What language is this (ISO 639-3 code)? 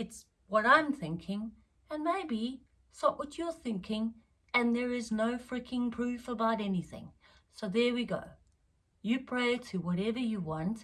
eng